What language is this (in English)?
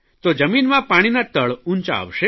Gujarati